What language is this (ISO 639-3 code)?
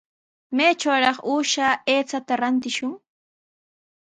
qws